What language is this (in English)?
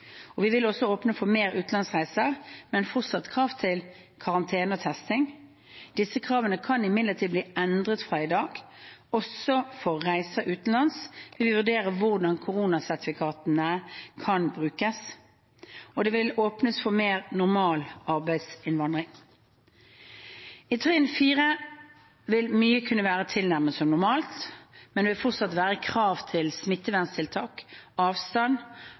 Norwegian Bokmål